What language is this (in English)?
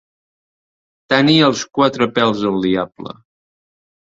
Catalan